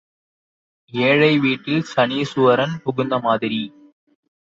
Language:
Tamil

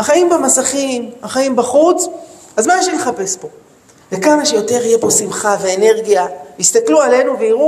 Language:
Hebrew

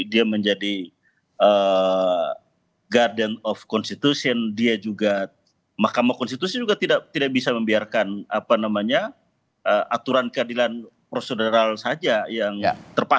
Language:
Indonesian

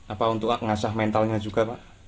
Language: Indonesian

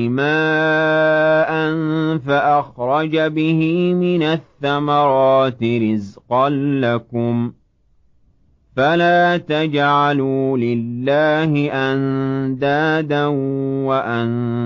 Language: Arabic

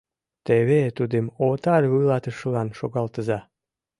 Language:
Mari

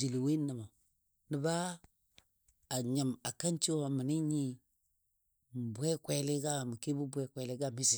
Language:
Dadiya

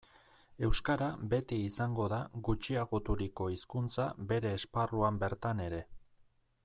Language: Basque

